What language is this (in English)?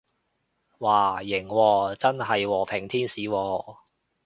Cantonese